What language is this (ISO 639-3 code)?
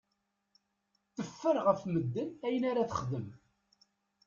kab